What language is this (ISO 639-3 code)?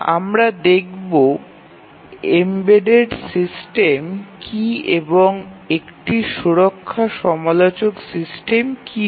ben